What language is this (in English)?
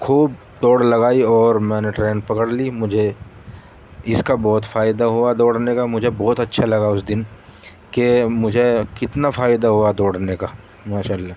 Urdu